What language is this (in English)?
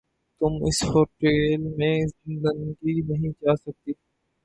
Urdu